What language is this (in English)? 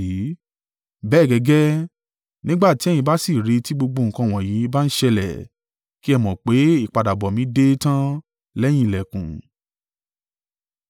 Yoruba